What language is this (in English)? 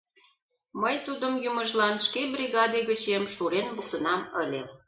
Mari